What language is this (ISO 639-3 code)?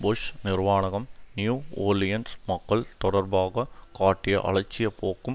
tam